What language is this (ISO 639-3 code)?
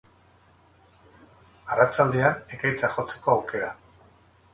eus